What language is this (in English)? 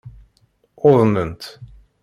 Kabyle